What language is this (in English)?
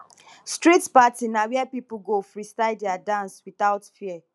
Nigerian Pidgin